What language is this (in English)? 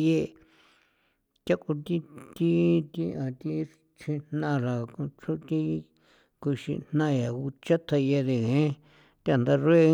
San Felipe Otlaltepec Popoloca